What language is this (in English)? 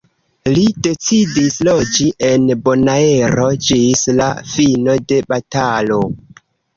Esperanto